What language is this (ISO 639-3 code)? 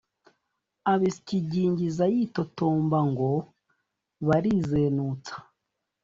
kin